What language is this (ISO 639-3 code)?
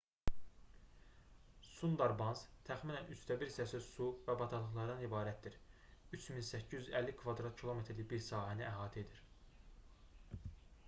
aze